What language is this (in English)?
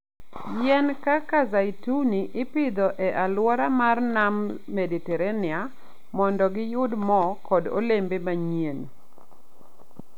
Luo (Kenya and Tanzania)